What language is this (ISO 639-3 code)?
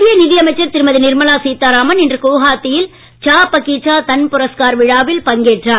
tam